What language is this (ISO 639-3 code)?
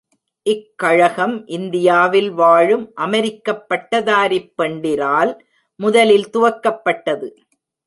tam